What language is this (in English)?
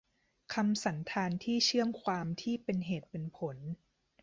Thai